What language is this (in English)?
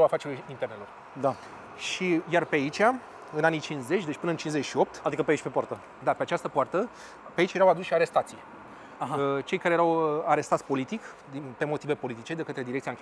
Romanian